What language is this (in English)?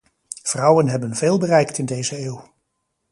Dutch